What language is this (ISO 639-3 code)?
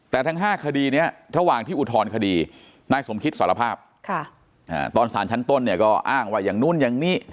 tha